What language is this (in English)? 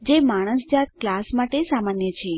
Gujarati